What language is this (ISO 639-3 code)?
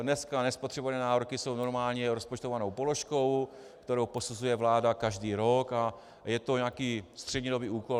ces